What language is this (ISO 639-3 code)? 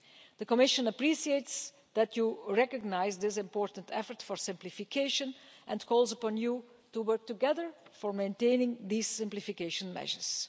eng